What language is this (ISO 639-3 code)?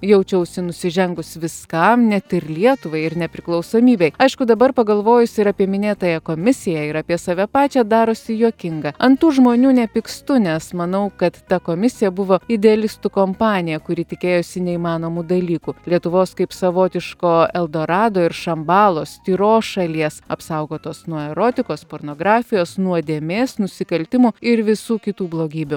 lit